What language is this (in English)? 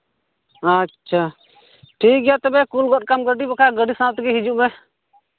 Santali